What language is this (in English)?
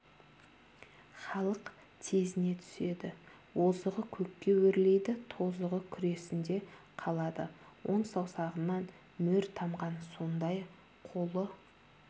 Kazakh